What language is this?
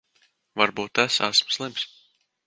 Latvian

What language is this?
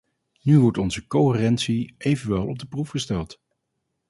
Dutch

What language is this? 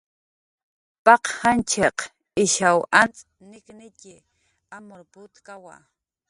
Jaqaru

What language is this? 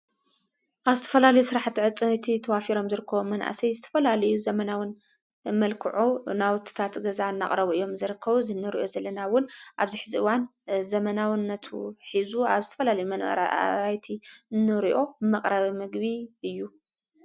Tigrinya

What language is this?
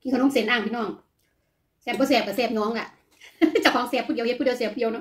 Thai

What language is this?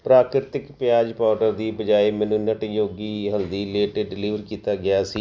Punjabi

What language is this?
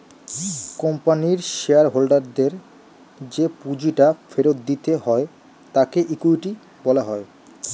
Bangla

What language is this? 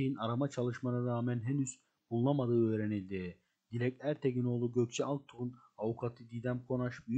Turkish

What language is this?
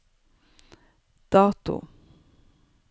Norwegian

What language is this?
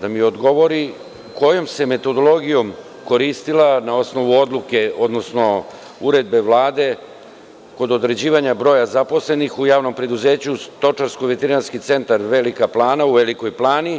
Serbian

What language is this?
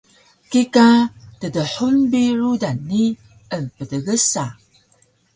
Taroko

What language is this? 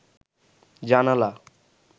Bangla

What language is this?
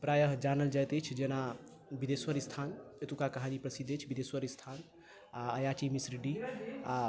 Maithili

